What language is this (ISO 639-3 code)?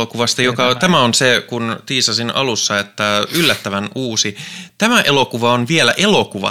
fin